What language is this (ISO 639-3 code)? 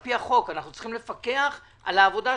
heb